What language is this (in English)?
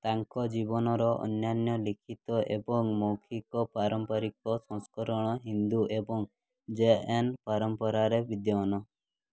Odia